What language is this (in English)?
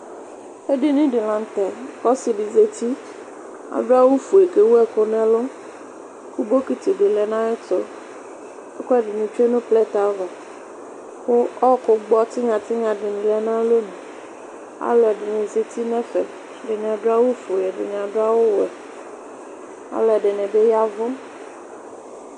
Ikposo